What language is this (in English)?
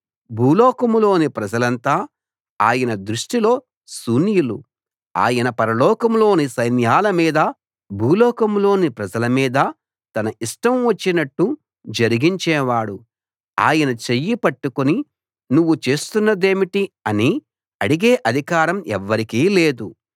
Telugu